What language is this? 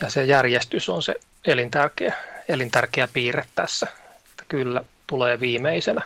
Finnish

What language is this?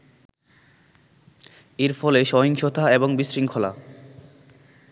Bangla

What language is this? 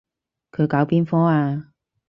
Cantonese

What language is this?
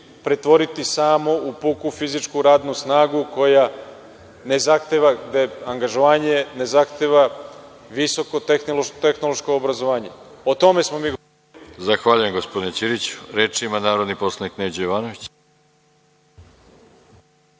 Serbian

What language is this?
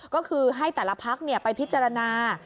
Thai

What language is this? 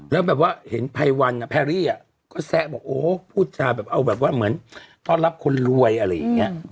Thai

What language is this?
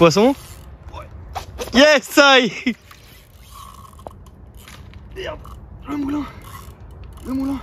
French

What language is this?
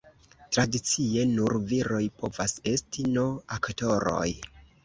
Esperanto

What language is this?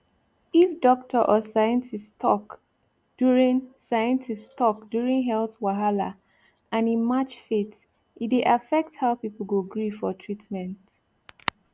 Nigerian Pidgin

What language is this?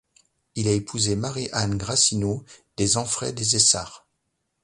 French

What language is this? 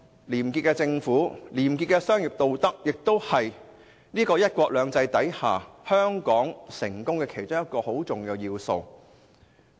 Cantonese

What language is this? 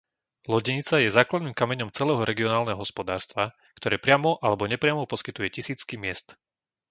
Slovak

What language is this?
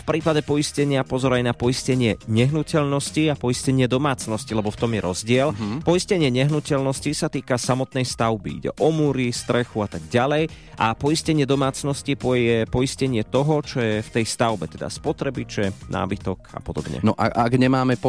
Slovak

